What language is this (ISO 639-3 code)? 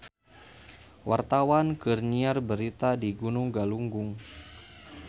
sun